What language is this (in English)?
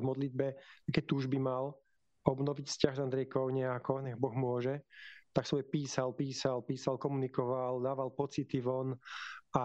Slovak